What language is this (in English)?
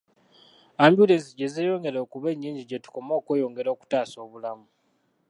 Ganda